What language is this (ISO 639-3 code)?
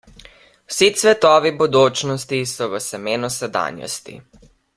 slv